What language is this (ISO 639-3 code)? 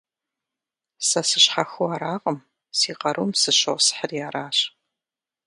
kbd